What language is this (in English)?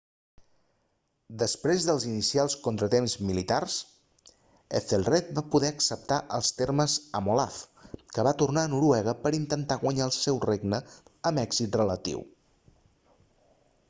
Catalan